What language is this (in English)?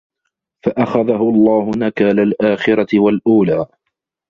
Arabic